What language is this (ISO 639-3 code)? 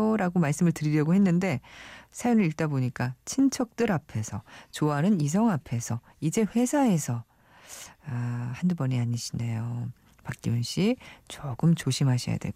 kor